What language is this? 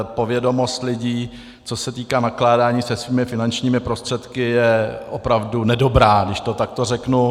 Czech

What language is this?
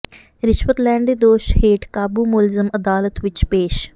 Punjabi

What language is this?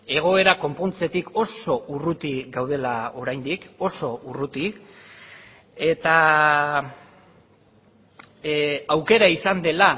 Basque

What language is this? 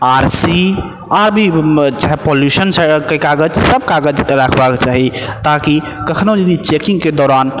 Maithili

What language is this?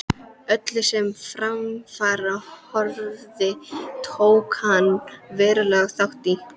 Icelandic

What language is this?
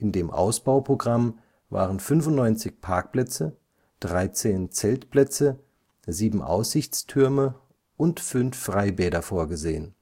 German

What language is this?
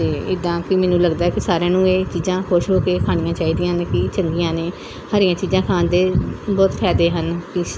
Punjabi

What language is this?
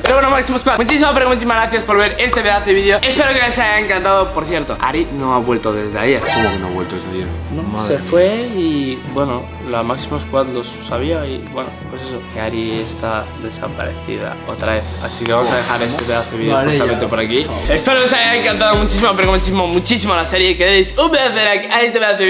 Spanish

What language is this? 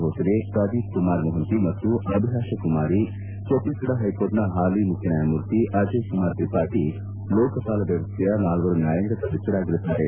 Kannada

